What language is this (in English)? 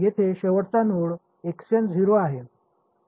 Marathi